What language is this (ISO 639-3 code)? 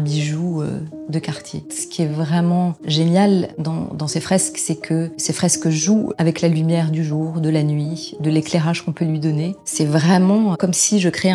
fra